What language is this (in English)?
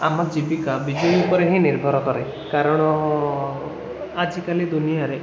Odia